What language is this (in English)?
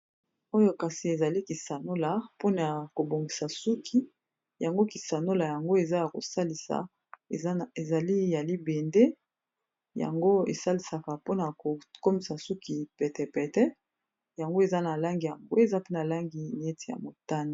Lingala